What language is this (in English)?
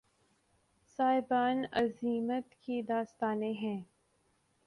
Urdu